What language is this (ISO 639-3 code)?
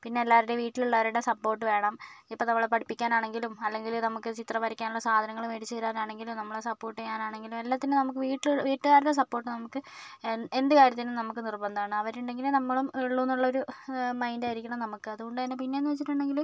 mal